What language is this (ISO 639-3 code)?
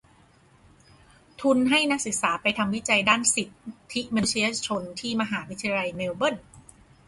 tha